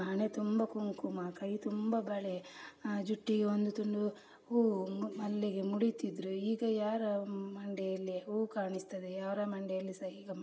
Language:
Kannada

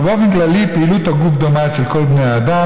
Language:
Hebrew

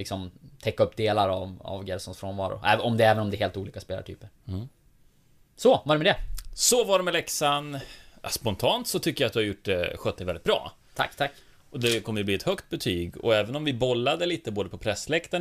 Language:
Swedish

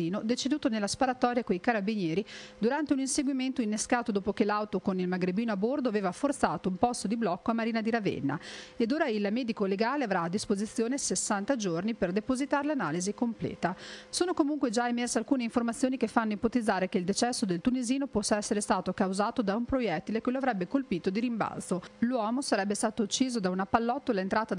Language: Italian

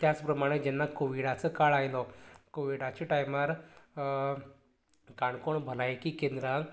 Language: Konkani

